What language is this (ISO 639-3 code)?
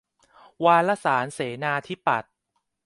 tha